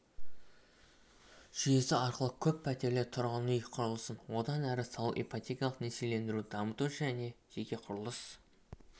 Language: Kazakh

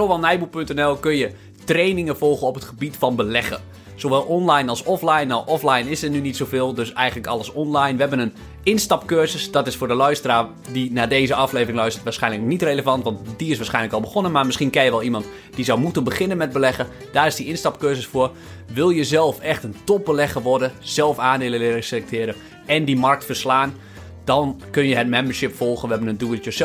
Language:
Dutch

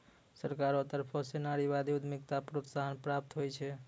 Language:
Maithili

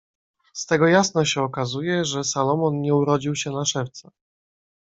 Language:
Polish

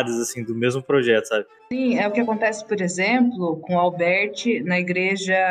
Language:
Portuguese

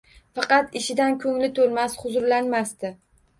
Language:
Uzbek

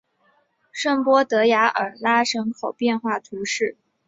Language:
Chinese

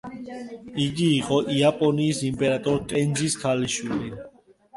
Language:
Georgian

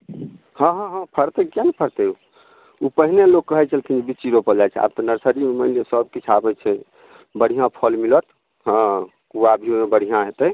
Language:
Maithili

